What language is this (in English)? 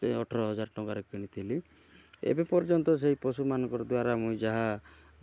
Odia